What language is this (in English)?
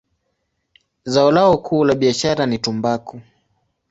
Swahili